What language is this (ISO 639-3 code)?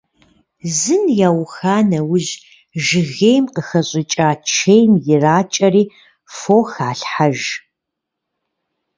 kbd